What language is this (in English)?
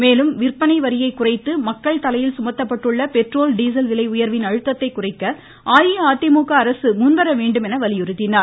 Tamil